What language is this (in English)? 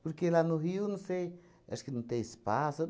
Portuguese